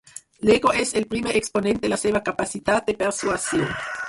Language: Catalan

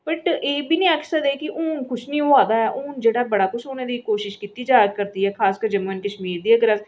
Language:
Dogri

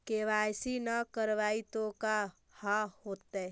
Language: Magahi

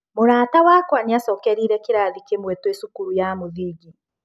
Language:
Kikuyu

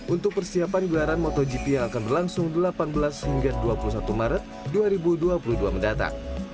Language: Indonesian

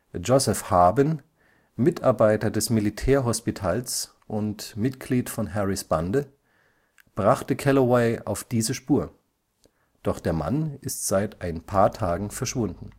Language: German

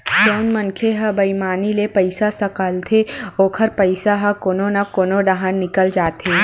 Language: Chhattisgarhi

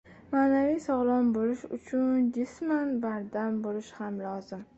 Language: Uzbek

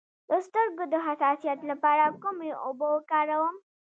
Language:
Pashto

